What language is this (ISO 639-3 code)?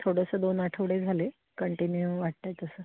mar